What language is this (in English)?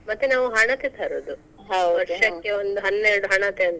Kannada